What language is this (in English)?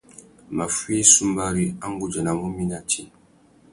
Tuki